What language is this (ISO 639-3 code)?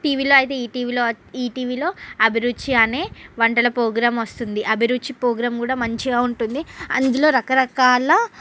tel